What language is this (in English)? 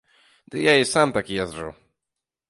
Belarusian